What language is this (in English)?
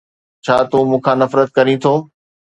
Sindhi